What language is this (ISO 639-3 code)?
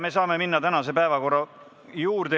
est